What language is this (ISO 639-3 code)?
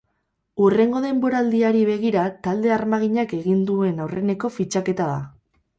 eus